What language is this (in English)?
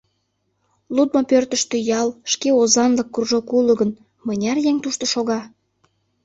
Mari